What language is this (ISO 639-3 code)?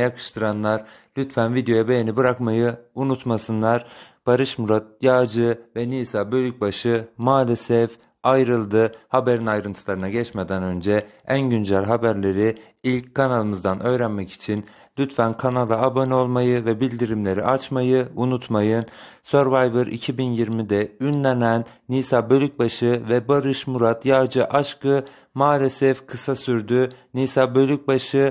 tur